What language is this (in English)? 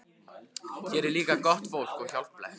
Icelandic